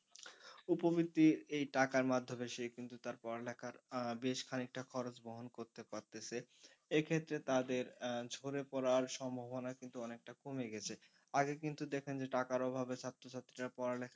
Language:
Bangla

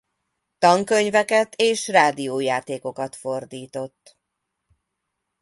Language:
Hungarian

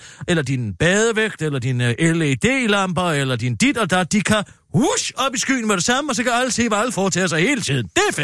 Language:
Danish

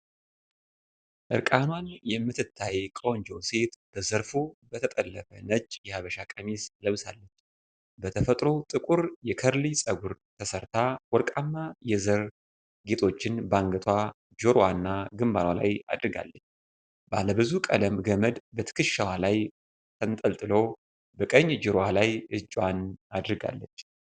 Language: Amharic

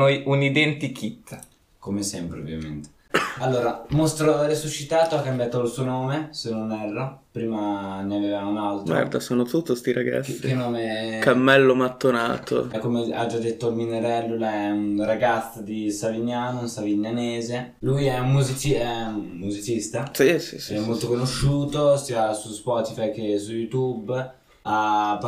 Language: Italian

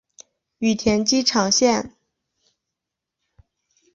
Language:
Chinese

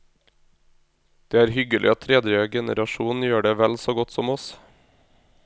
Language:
Norwegian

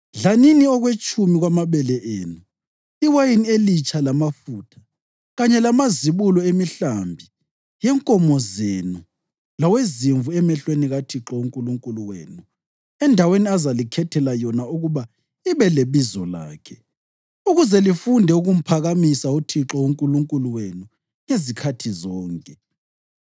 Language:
North Ndebele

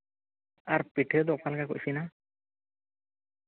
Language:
Santali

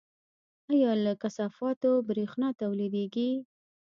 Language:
Pashto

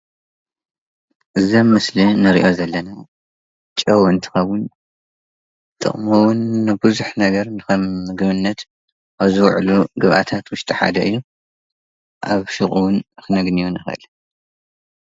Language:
Tigrinya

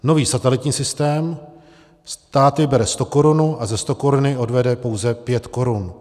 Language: Czech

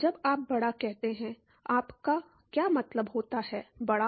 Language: Hindi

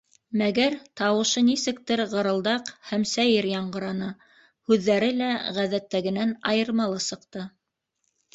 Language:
Bashkir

